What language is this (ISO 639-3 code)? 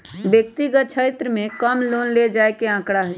mag